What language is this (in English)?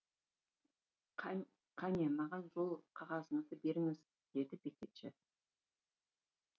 Kazakh